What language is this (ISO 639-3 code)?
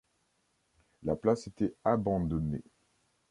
fra